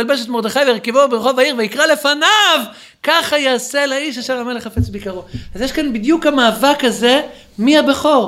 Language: Hebrew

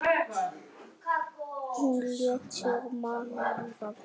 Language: Icelandic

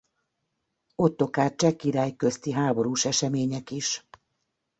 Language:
Hungarian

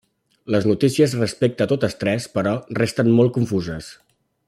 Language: Catalan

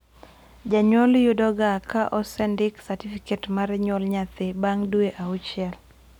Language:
Luo (Kenya and Tanzania)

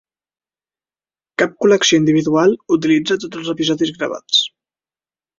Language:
Catalan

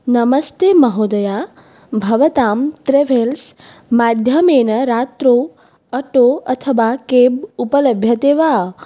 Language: Sanskrit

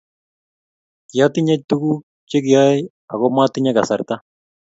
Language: Kalenjin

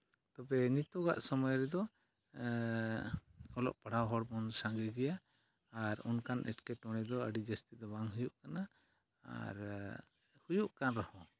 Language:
Santali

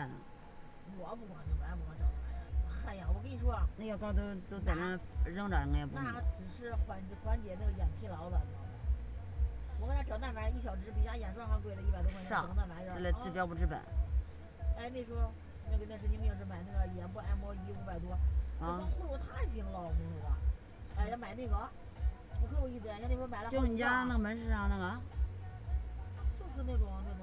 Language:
Chinese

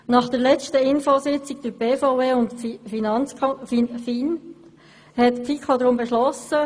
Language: Swiss German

